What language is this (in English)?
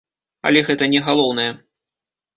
Belarusian